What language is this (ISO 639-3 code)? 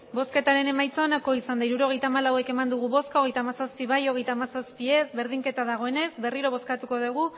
eus